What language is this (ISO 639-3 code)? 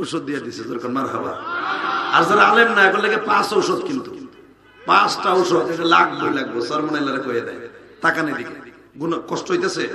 ron